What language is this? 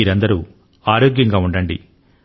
Telugu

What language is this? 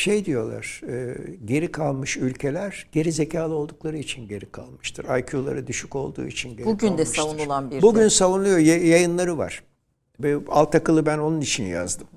Turkish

